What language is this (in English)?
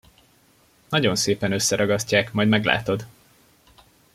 Hungarian